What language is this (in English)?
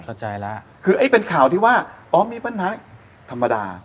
Thai